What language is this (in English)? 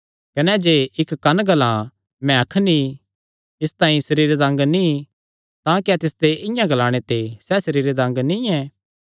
Kangri